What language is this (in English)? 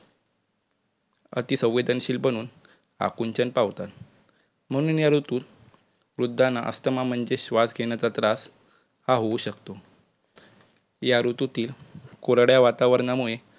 Marathi